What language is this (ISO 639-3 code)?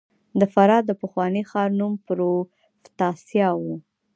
pus